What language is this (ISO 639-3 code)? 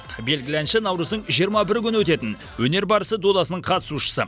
kaz